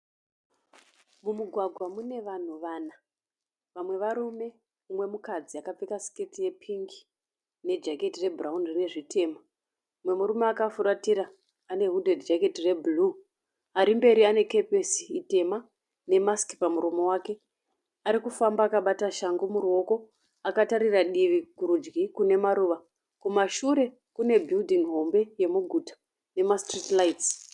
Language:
Shona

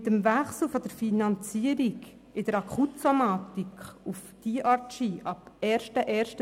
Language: Swiss German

